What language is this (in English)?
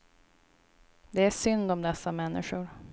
Swedish